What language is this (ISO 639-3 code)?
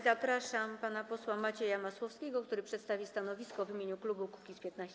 pol